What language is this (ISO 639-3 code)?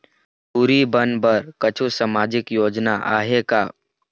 hne